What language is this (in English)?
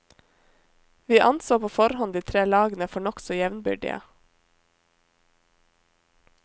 Norwegian